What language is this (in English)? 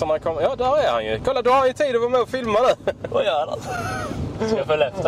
Swedish